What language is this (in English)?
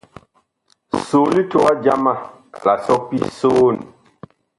Bakoko